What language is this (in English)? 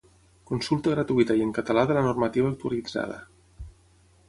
Catalan